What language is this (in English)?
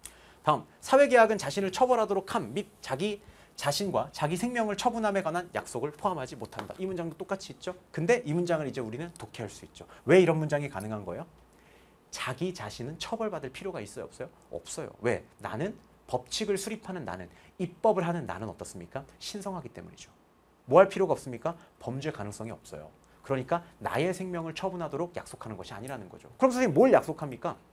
Korean